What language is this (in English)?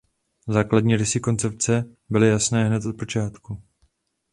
Czech